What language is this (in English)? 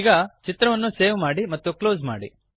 Kannada